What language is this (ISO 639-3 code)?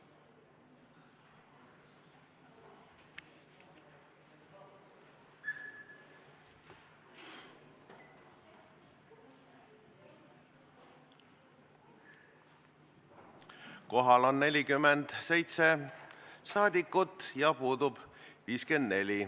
est